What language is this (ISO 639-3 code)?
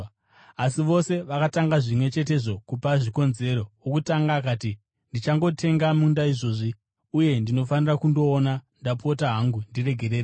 sna